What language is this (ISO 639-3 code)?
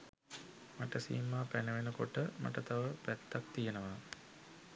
sin